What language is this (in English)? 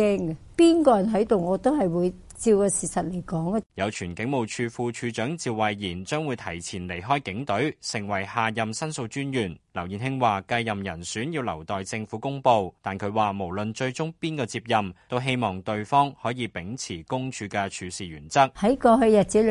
Chinese